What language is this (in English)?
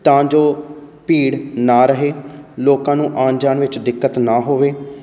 Punjabi